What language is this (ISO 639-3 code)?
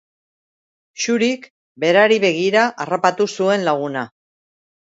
eus